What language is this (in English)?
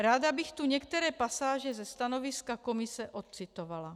Czech